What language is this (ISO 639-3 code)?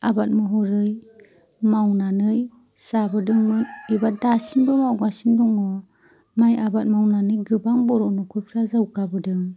brx